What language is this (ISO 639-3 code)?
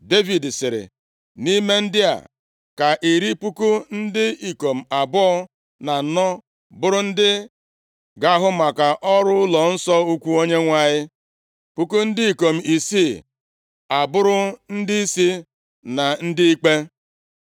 ibo